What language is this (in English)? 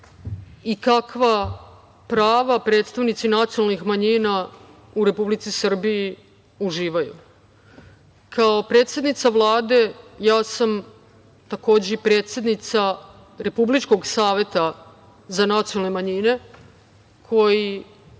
Serbian